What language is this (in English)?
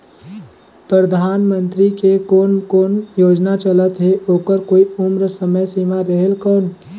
Chhattisgarhi